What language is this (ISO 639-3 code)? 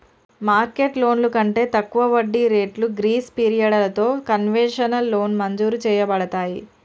tel